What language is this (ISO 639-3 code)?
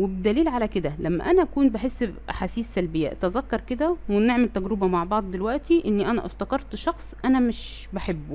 ara